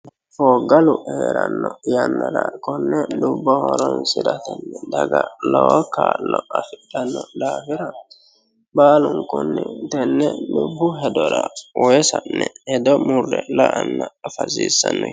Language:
Sidamo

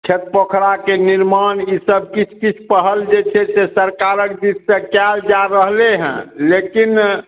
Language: Maithili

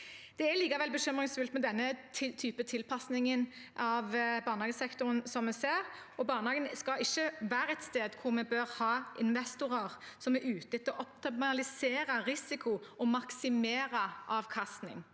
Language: Norwegian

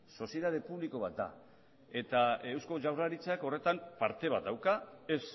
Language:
Basque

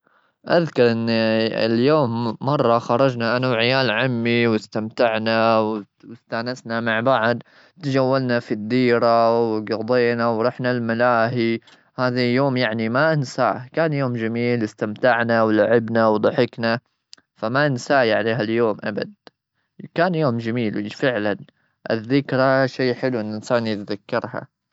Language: Gulf Arabic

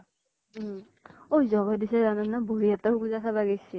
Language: Assamese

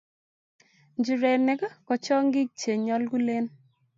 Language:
Kalenjin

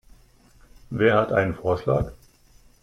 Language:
German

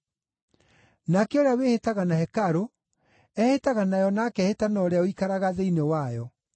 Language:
Kikuyu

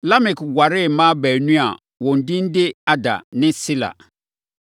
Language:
Akan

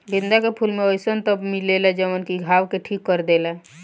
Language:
Bhojpuri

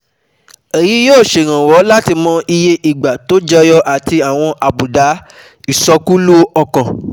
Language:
Yoruba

